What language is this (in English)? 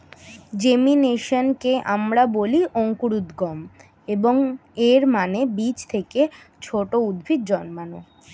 Bangla